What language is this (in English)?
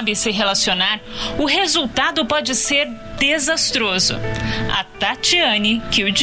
Portuguese